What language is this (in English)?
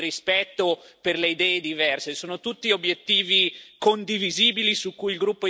Italian